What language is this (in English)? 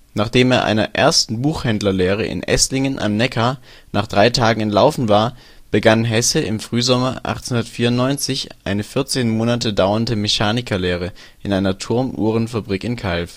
German